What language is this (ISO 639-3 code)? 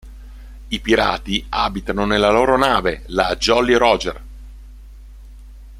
ita